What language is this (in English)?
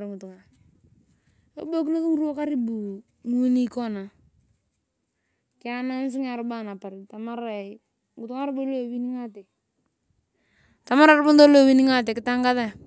Turkana